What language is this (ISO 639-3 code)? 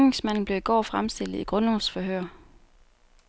dan